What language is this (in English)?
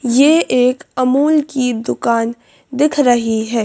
Hindi